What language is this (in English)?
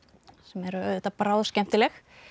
Icelandic